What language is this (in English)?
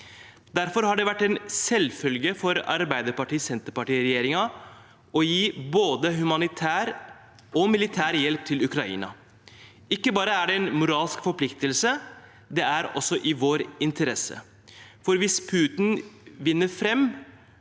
Norwegian